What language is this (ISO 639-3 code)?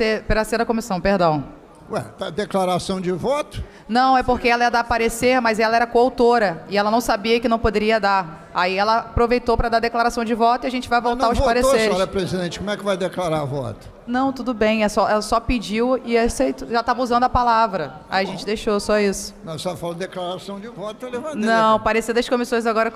por